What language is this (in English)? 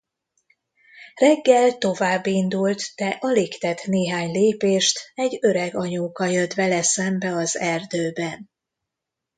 Hungarian